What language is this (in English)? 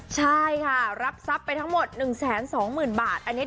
Thai